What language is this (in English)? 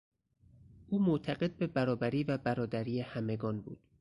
Persian